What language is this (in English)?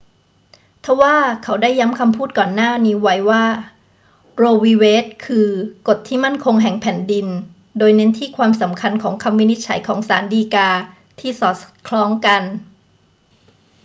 Thai